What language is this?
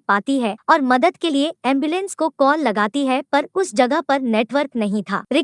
Hindi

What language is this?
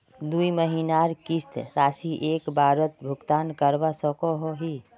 Magahi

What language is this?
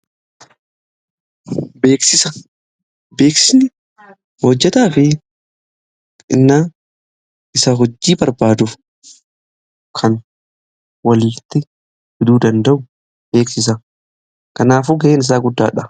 Oromo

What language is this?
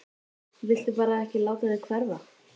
Icelandic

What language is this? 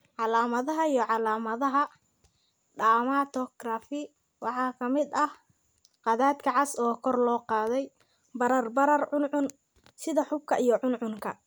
Somali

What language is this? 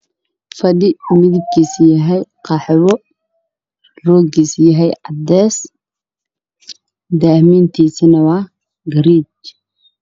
Somali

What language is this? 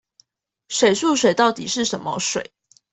Chinese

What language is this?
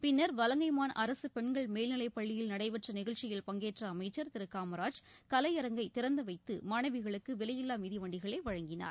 Tamil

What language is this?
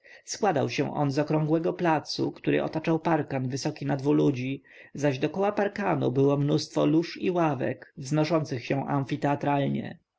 Polish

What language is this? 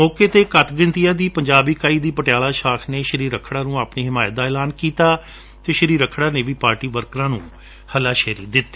Punjabi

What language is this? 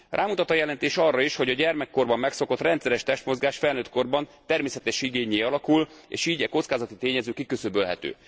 Hungarian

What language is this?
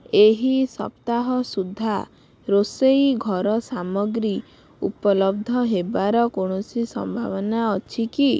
Odia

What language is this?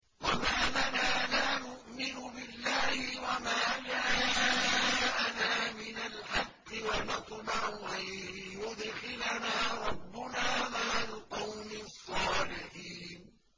Arabic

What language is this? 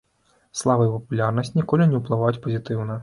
Belarusian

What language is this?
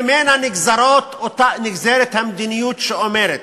Hebrew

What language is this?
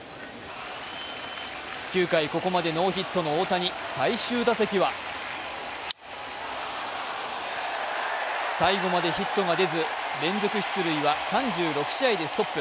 Japanese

